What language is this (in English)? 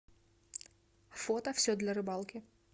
Russian